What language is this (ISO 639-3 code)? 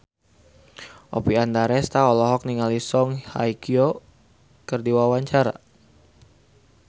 sun